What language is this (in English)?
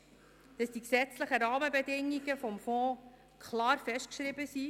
Swiss German